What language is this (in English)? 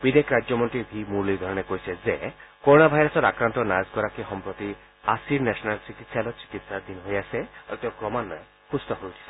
Assamese